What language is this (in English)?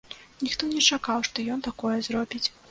Belarusian